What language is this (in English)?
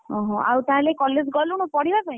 Odia